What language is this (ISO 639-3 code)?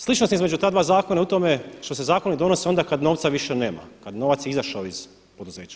hrv